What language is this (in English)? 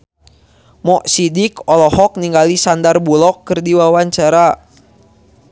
Sundanese